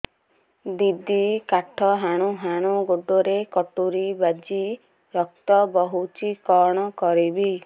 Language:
Odia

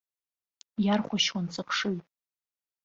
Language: Abkhazian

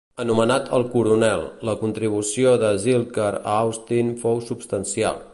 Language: Catalan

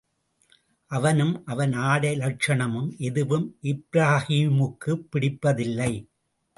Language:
Tamil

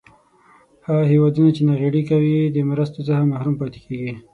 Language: Pashto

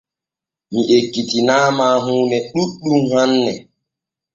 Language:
Borgu Fulfulde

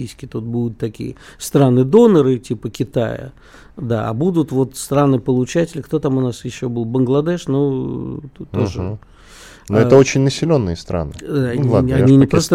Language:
Russian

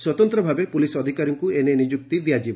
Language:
Odia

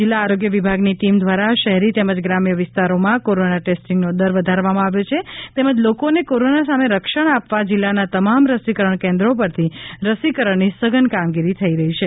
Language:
Gujarati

